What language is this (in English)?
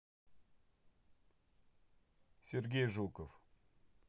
Russian